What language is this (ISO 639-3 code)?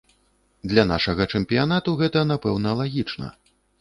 bel